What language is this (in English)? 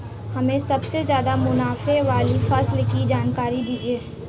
Hindi